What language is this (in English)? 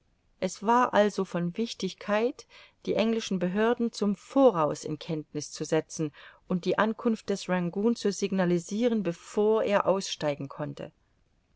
German